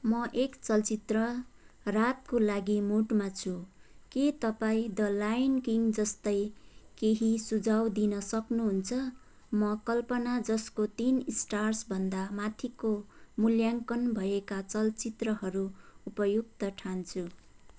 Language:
Nepali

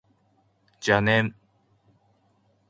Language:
Japanese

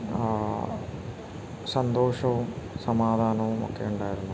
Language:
Malayalam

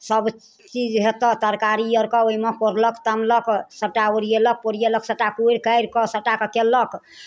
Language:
Maithili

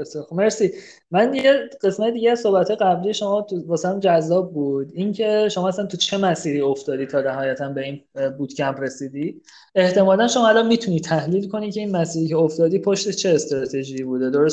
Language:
Persian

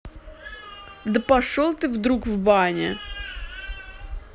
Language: Russian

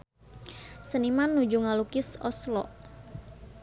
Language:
Sundanese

